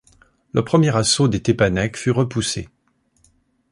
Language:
French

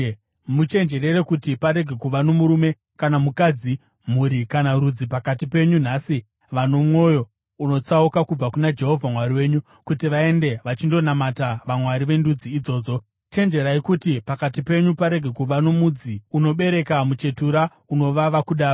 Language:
Shona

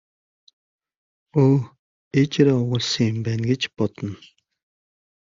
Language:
Mongolian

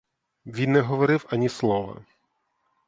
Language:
Ukrainian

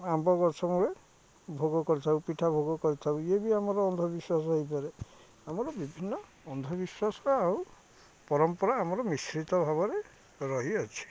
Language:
Odia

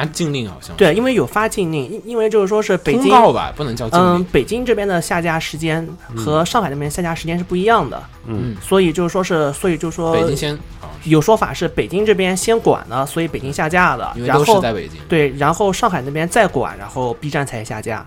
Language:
Chinese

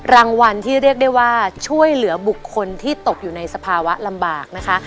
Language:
Thai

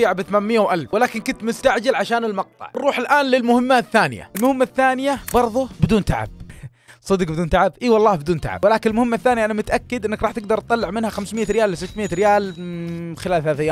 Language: Arabic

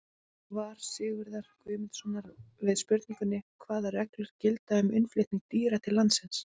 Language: Icelandic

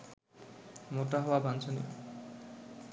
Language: Bangla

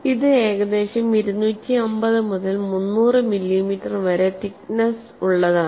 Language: Malayalam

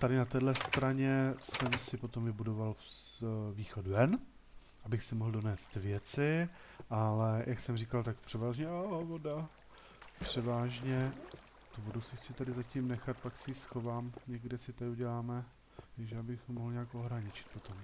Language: Czech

